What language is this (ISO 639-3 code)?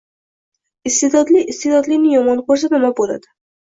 uzb